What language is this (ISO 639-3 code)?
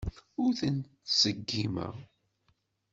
kab